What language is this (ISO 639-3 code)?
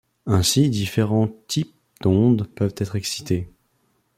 fra